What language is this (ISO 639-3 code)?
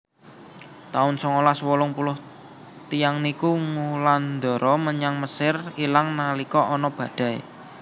jav